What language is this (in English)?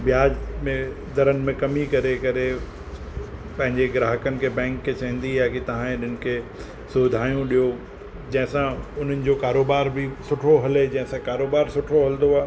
Sindhi